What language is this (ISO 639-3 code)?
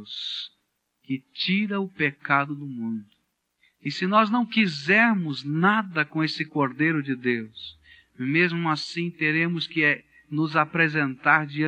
por